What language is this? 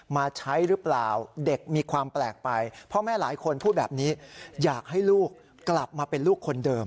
Thai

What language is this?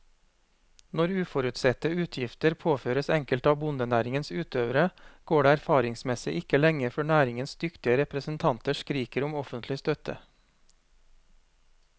Norwegian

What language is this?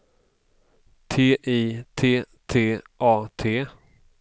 Swedish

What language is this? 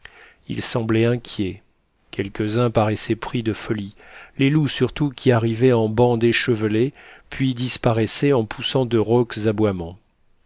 French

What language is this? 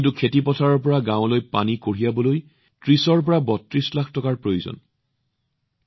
Assamese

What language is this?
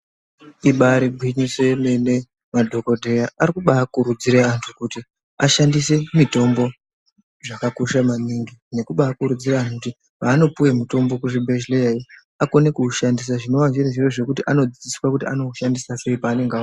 Ndau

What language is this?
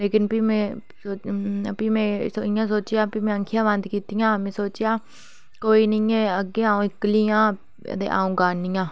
Dogri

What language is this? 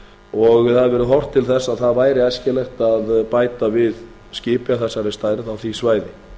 Icelandic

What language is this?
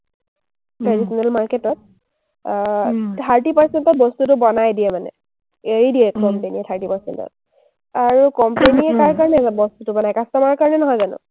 Assamese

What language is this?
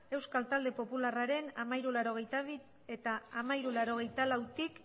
Basque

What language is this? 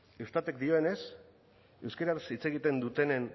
Basque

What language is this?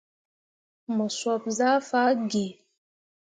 Mundang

